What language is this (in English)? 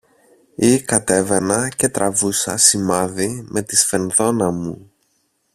Greek